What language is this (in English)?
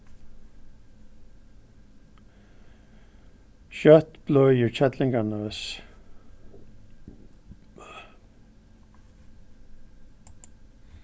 Faroese